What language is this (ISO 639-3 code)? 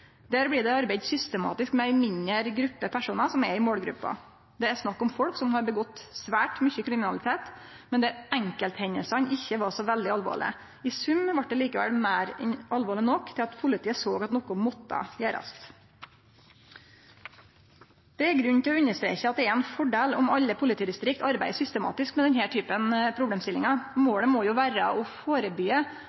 nno